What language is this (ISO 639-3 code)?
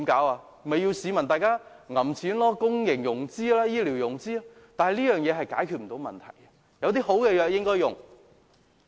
yue